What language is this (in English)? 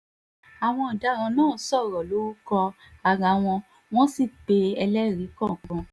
Yoruba